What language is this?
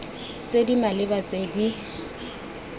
Tswana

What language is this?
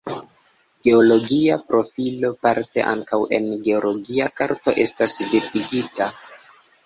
Esperanto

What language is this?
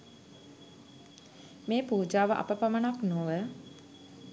Sinhala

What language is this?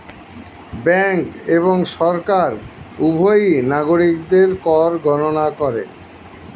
Bangla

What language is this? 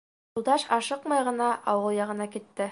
Bashkir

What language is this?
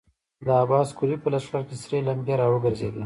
Pashto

